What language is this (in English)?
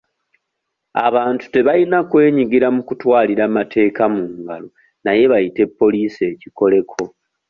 Ganda